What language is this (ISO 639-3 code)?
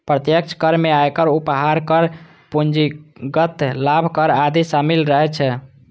mai